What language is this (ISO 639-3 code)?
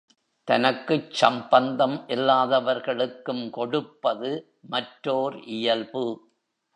tam